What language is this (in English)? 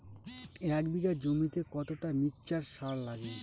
Bangla